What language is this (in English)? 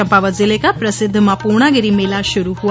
Hindi